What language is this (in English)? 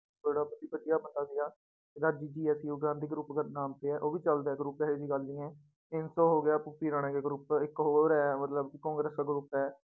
Punjabi